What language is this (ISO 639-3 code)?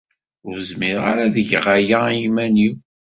kab